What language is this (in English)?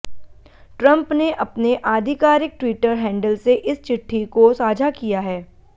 Hindi